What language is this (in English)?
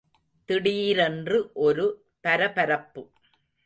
Tamil